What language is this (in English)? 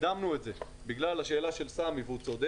Hebrew